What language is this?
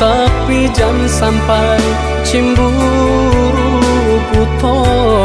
Indonesian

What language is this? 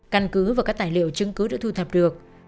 Vietnamese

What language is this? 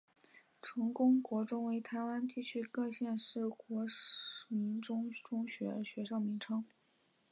Chinese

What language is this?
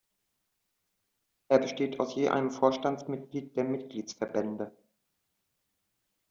German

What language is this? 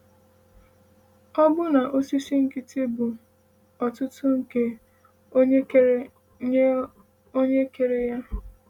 Igbo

